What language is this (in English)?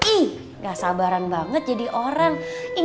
Indonesian